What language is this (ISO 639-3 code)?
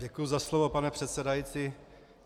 ces